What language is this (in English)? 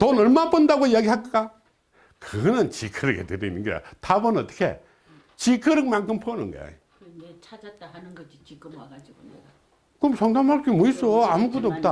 Korean